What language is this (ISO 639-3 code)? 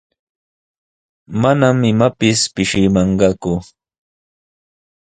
qws